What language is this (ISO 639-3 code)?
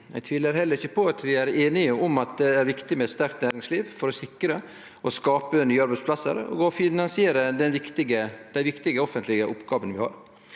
nor